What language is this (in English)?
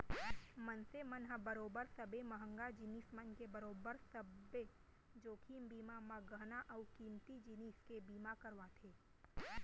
Chhattisgarhi